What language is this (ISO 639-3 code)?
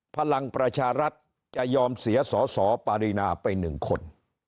tha